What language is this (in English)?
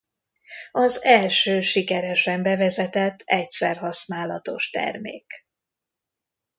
Hungarian